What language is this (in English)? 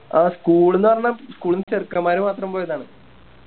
Malayalam